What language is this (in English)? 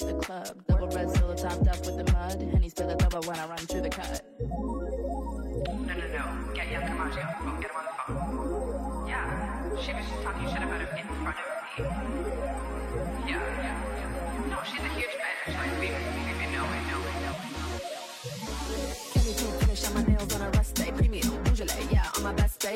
English